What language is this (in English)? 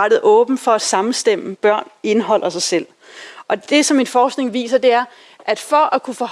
Danish